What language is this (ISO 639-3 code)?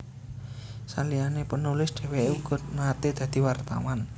jav